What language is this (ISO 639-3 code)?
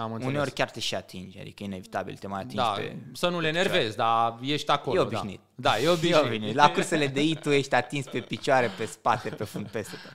ron